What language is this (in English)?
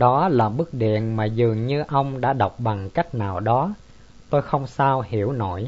Vietnamese